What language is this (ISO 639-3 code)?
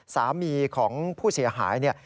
tha